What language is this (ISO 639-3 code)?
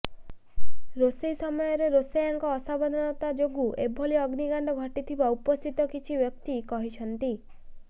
ori